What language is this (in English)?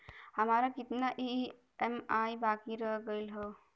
Bhojpuri